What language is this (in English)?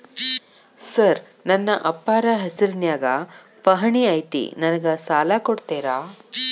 Kannada